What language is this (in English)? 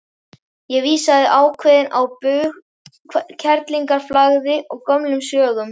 Icelandic